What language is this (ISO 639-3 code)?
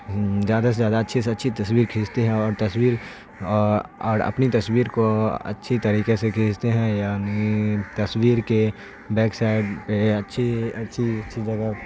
urd